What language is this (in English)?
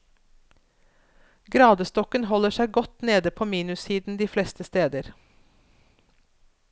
Norwegian